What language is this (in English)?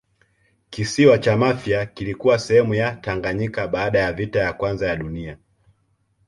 Swahili